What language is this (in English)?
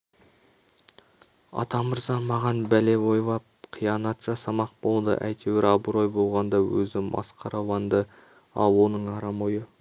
Kazakh